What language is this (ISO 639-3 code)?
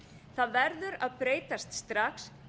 isl